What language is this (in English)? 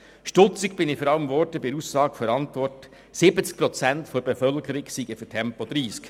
Swiss German